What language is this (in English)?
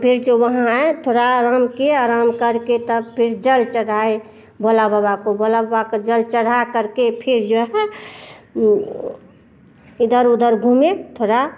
Hindi